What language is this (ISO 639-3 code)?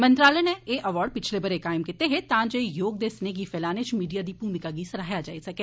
doi